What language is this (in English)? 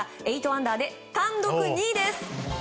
Japanese